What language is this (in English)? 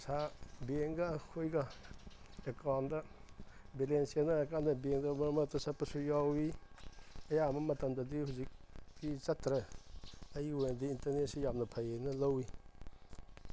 Manipuri